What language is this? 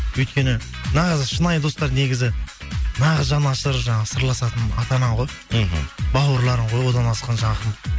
Kazakh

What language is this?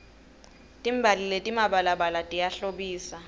Swati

